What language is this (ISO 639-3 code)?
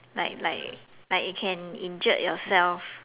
eng